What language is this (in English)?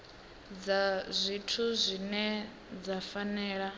Venda